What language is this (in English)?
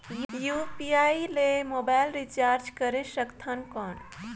Chhattisgarhi